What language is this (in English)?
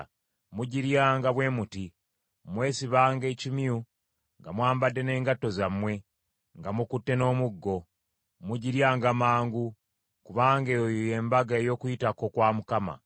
Ganda